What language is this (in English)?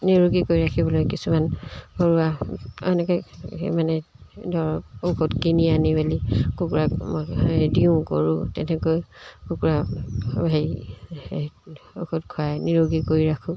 Assamese